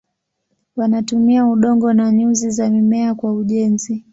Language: Swahili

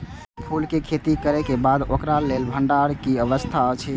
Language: Maithili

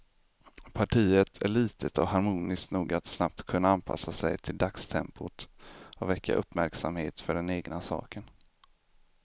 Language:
Swedish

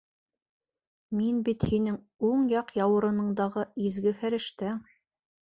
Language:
Bashkir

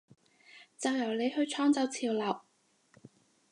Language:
Cantonese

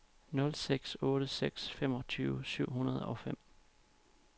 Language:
Danish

